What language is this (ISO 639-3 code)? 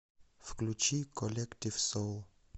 rus